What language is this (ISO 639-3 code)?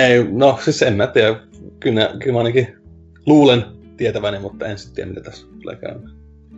fin